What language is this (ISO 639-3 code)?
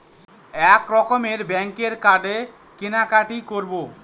ben